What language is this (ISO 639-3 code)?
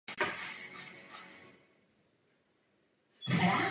ces